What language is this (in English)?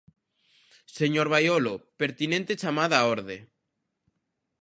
Galician